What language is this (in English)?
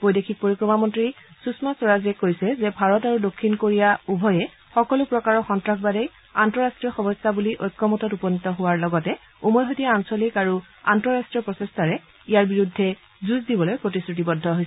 Assamese